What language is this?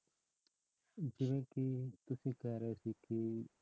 Punjabi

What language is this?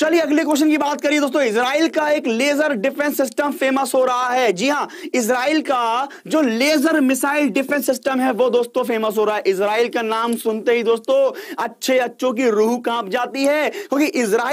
Hindi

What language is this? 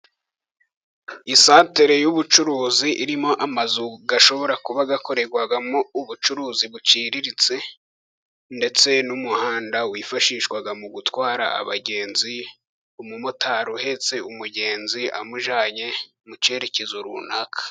Kinyarwanda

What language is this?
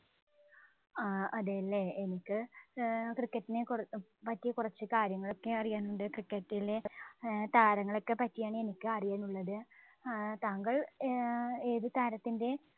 Malayalam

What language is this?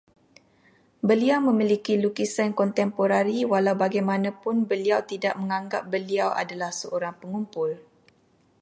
Malay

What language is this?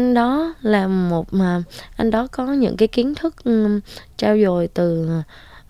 Vietnamese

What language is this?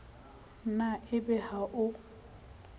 Southern Sotho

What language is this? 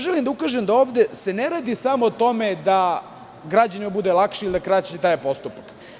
Serbian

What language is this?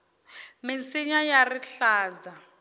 Tsonga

